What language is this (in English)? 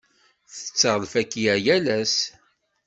Kabyle